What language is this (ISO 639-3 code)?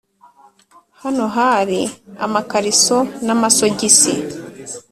kin